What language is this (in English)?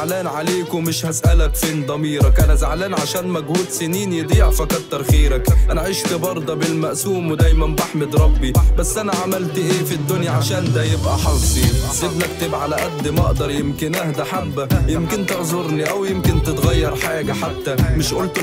Arabic